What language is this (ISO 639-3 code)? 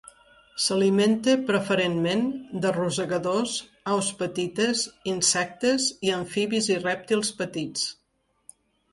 cat